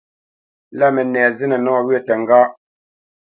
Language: Bamenyam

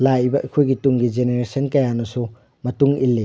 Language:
Manipuri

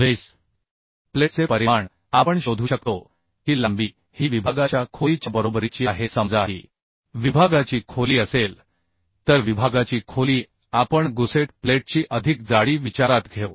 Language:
Marathi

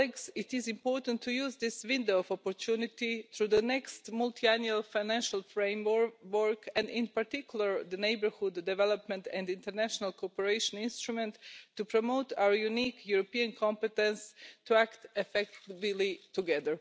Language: English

